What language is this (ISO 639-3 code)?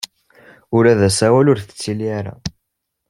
kab